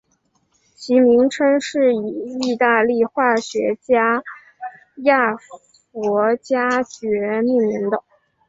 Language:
Chinese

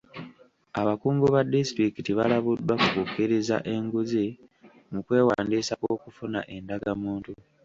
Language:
Ganda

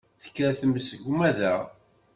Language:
Kabyle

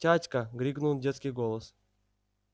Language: Russian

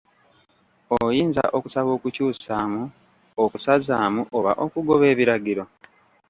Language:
Ganda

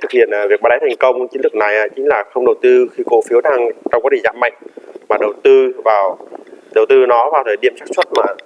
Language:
Vietnamese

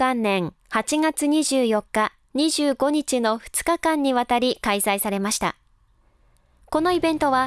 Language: Japanese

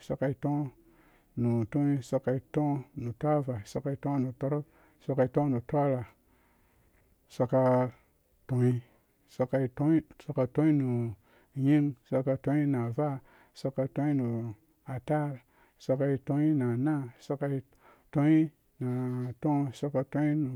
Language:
Dũya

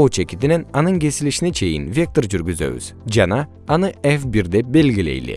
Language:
Kyrgyz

